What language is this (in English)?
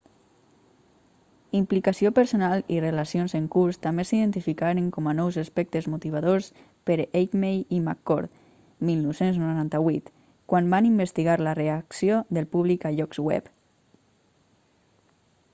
Catalan